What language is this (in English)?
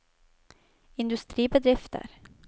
Norwegian